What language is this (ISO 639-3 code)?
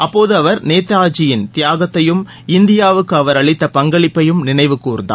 tam